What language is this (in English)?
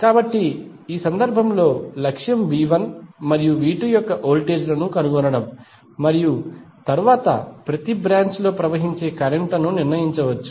Telugu